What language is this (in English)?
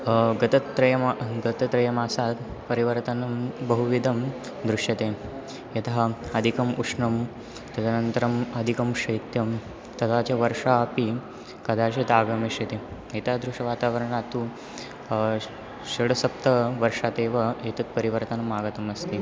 Sanskrit